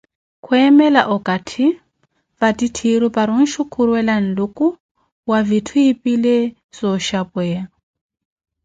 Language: Koti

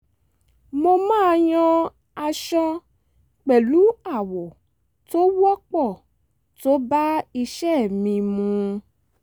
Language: Yoruba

